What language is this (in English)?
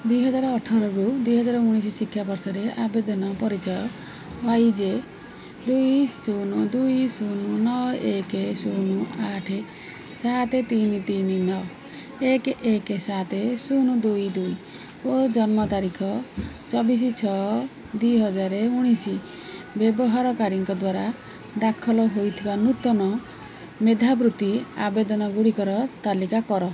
Odia